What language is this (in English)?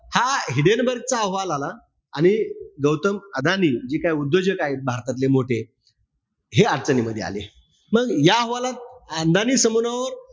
Marathi